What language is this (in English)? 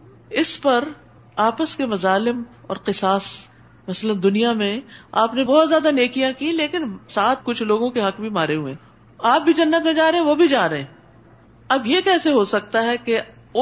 Urdu